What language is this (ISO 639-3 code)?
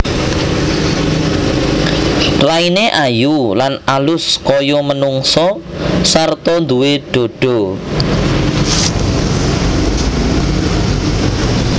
jav